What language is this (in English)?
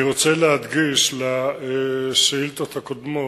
Hebrew